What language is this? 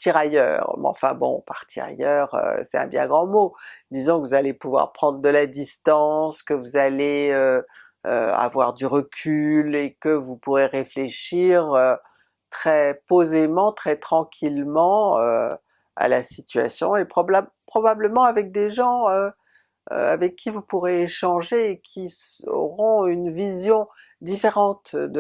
French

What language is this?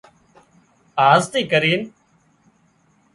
Wadiyara Koli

